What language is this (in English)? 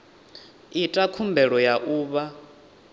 Venda